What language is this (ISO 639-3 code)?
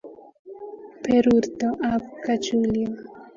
kln